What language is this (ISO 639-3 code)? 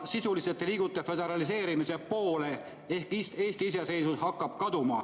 est